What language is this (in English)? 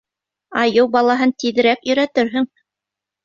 Bashkir